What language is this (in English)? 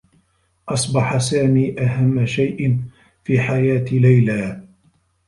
Arabic